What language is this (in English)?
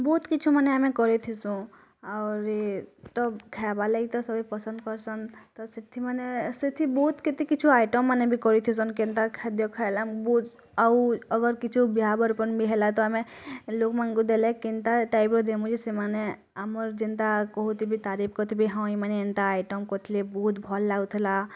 Odia